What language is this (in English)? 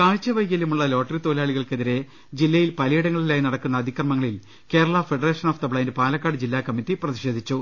Malayalam